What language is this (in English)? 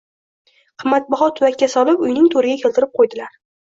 Uzbek